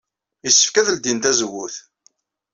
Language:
Kabyle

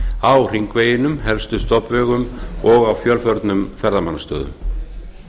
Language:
Icelandic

